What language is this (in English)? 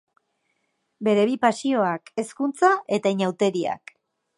Basque